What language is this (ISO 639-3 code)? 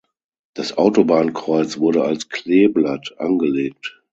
deu